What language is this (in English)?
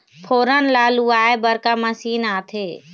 Chhattisgarhi